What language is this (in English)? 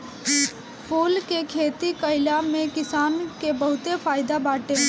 Bhojpuri